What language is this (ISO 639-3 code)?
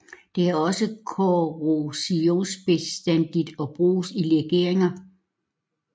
dan